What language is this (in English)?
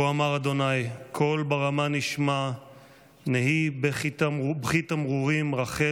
Hebrew